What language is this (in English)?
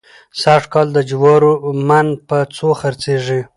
Pashto